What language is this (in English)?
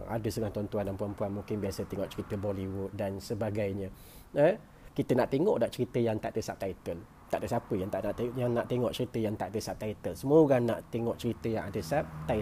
Malay